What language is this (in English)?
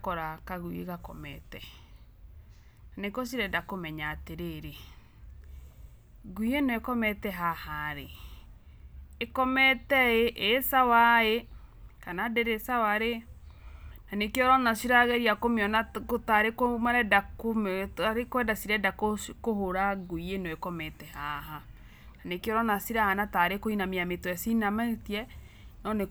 Kikuyu